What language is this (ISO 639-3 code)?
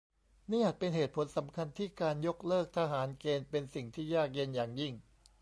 tha